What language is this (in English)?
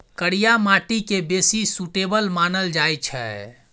Maithili